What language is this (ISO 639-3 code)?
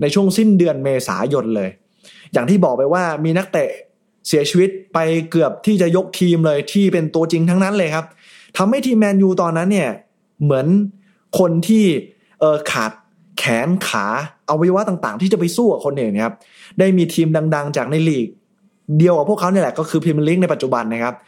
tha